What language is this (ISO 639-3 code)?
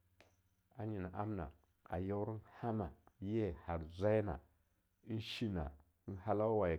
lnu